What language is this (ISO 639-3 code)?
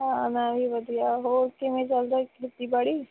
pan